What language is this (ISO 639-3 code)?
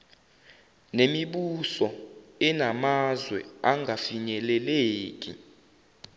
zul